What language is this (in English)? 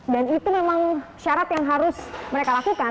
Indonesian